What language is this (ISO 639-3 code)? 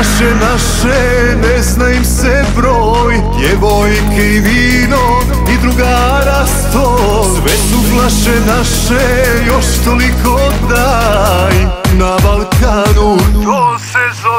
ron